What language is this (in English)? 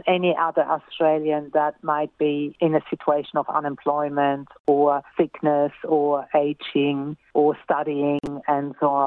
Romanian